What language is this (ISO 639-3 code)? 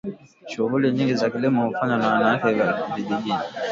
swa